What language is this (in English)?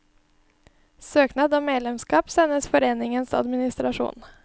Norwegian